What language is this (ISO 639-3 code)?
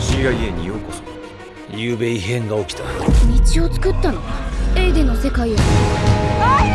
jpn